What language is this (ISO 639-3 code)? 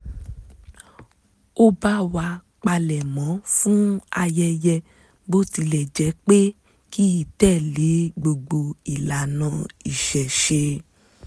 yor